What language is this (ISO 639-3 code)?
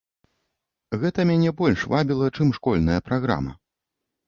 bel